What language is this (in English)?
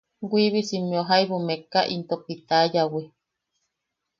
Yaqui